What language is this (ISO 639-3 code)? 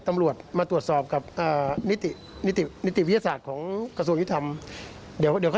tha